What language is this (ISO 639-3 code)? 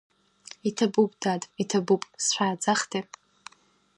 abk